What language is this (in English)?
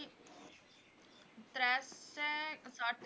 Punjabi